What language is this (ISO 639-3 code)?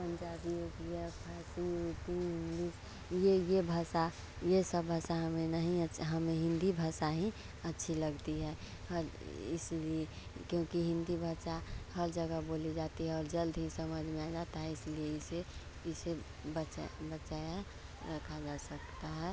hin